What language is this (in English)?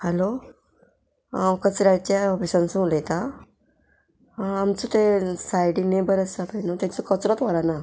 Konkani